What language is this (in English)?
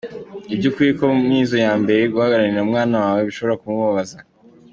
Kinyarwanda